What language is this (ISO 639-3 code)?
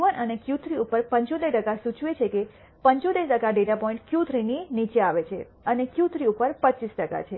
guj